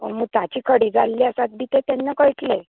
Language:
Konkani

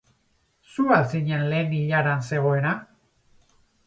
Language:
Basque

